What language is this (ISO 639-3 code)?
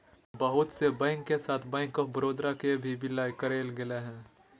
mag